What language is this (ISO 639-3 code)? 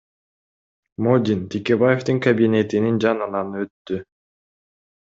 kir